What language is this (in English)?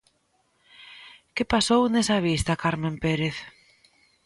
Galician